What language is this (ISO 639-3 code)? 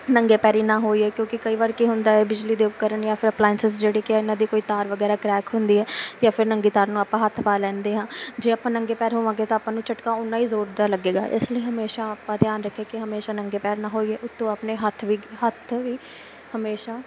pan